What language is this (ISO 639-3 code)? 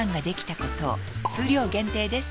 jpn